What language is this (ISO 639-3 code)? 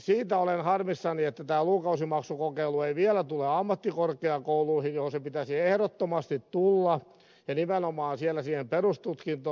fin